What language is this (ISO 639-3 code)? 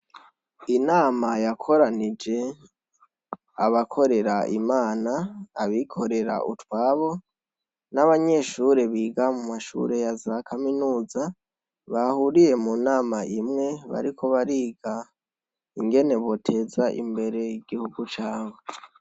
run